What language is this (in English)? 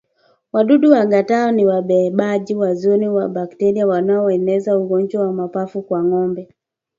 Swahili